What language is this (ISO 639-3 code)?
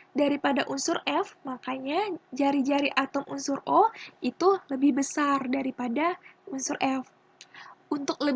ind